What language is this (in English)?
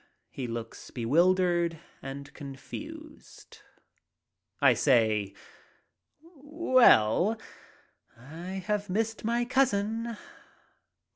English